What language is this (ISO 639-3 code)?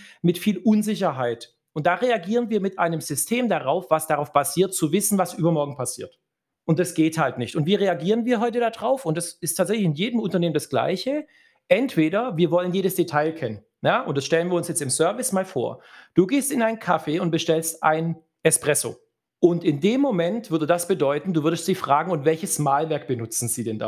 deu